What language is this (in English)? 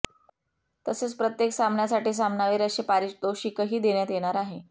Marathi